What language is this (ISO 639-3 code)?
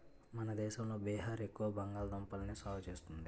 tel